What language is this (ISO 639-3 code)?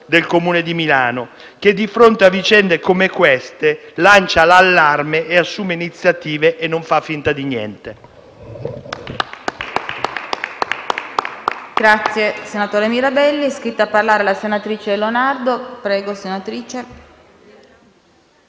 ita